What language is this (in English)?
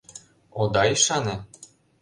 Mari